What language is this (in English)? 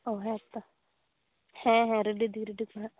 Santali